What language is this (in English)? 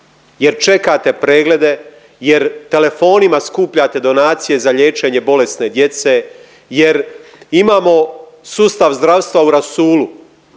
Croatian